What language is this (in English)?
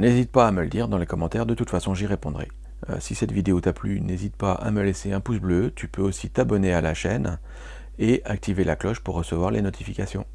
French